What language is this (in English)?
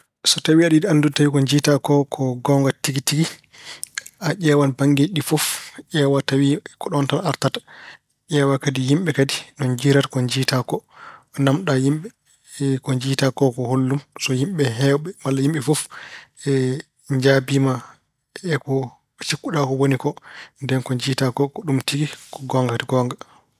Fula